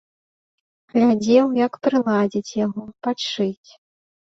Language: Belarusian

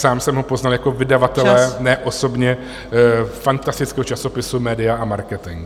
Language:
Czech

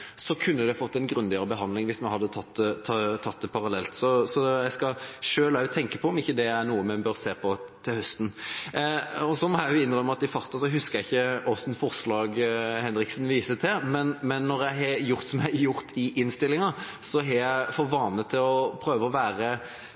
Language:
Norwegian Bokmål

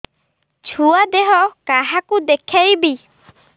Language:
Odia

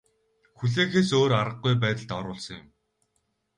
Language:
Mongolian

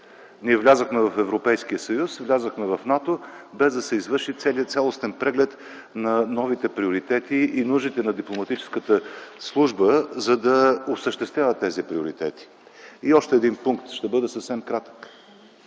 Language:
Bulgarian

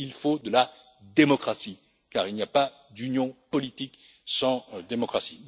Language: French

